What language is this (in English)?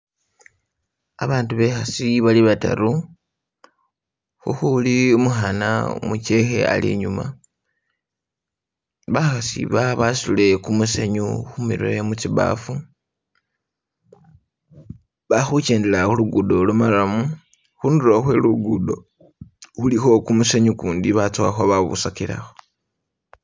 Masaaba